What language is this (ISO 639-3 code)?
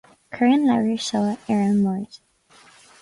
gle